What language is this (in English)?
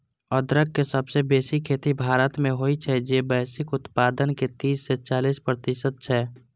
Maithili